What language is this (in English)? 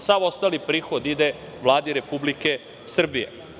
Serbian